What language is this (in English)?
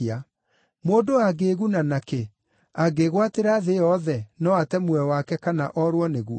Kikuyu